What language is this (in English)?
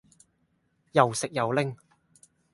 Cantonese